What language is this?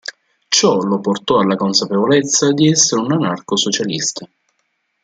Italian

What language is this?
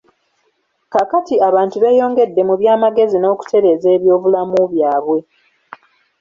Ganda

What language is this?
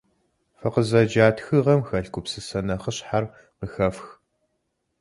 Kabardian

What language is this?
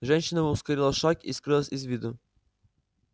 Russian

